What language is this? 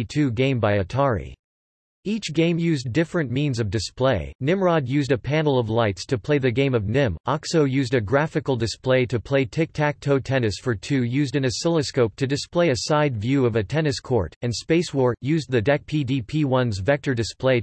English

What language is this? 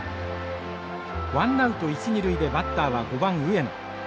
Japanese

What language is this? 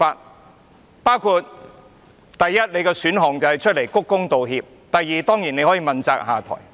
Cantonese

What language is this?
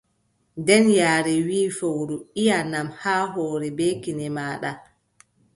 Adamawa Fulfulde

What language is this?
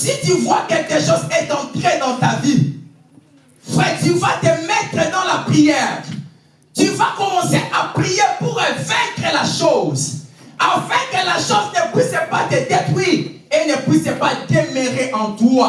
French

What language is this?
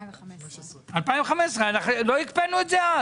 Hebrew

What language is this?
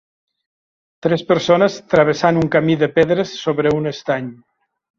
Catalan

